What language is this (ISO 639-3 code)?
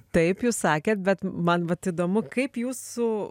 lit